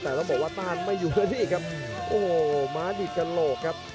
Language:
Thai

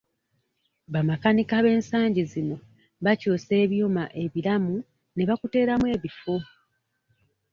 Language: Ganda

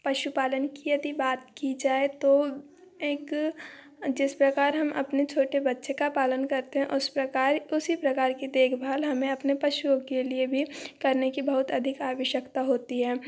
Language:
Hindi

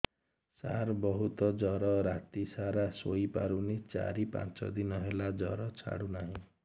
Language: Odia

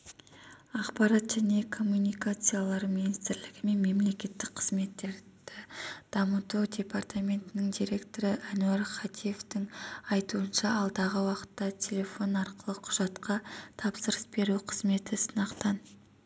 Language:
Kazakh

